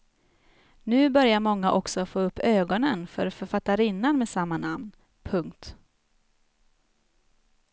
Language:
Swedish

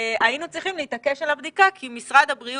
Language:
Hebrew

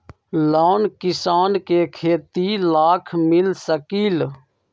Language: Magahi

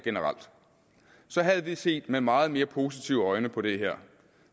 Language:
Danish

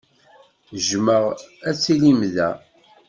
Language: Kabyle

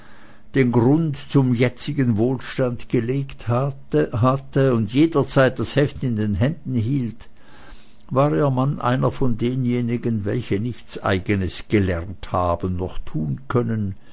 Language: German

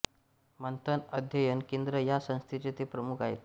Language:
Marathi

